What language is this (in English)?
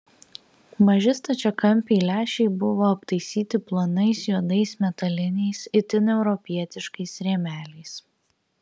Lithuanian